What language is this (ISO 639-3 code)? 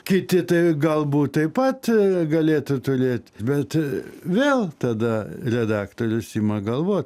lit